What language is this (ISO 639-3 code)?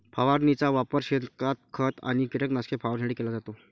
mar